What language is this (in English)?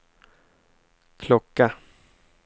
Swedish